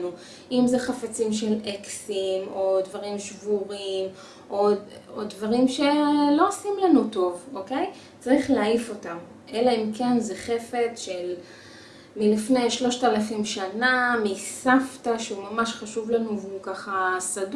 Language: Hebrew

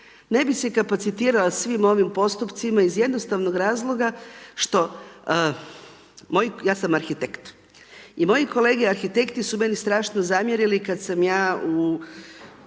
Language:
Croatian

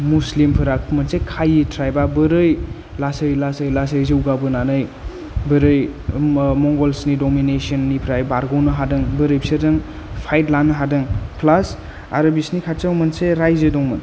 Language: Bodo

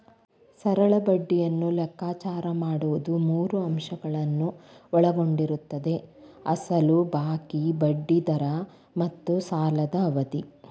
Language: Kannada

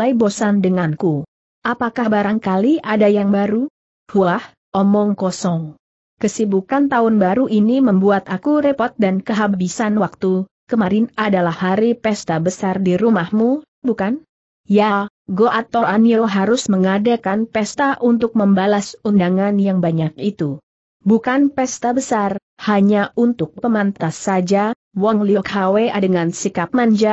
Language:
Indonesian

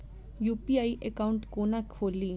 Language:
Maithili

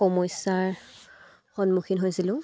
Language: Assamese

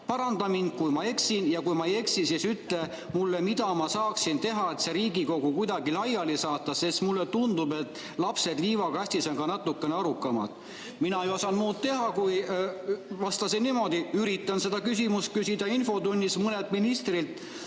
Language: Estonian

